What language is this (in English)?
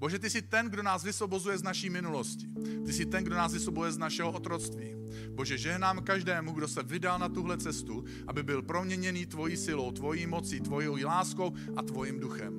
Czech